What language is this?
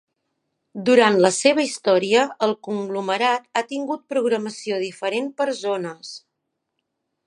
Catalan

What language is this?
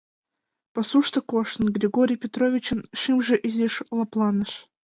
Mari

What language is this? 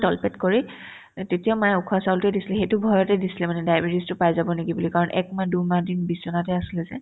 Assamese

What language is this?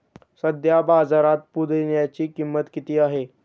Marathi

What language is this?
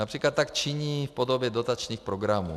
Czech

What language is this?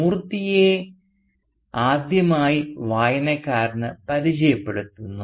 Malayalam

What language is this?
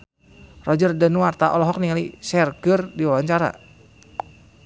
Sundanese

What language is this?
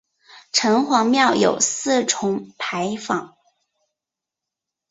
Chinese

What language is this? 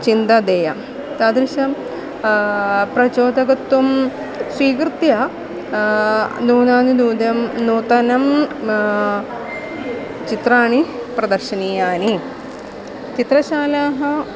Sanskrit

